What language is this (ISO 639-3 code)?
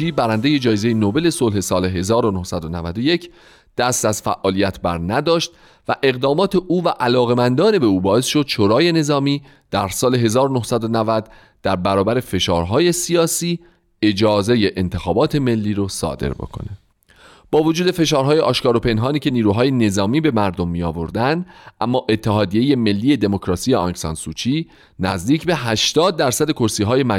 fas